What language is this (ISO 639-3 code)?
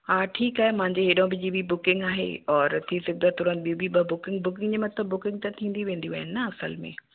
snd